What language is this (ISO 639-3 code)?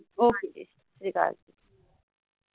pan